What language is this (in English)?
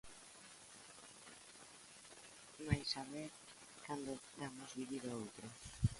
Galician